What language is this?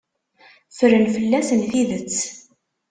Kabyle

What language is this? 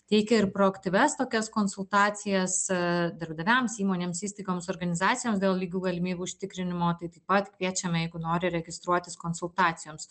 Lithuanian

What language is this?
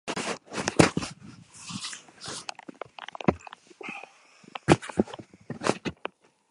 Basque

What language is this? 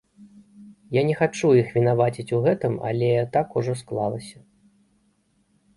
Belarusian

